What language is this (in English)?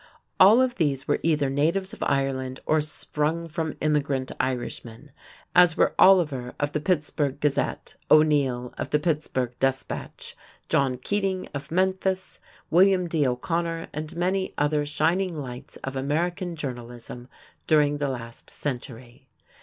English